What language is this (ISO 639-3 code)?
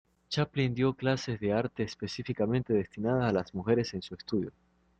spa